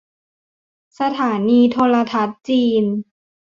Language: Thai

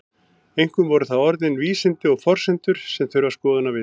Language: Icelandic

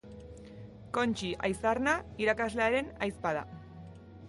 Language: Basque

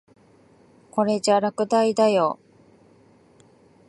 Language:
Japanese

